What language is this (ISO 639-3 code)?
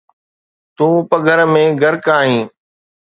snd